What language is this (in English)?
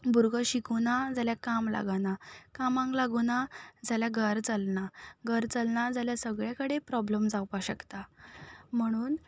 Konkani